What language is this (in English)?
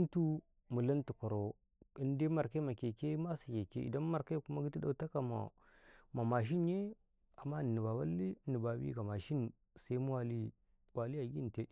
Karekare